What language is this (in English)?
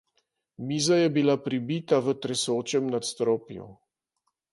Slovenian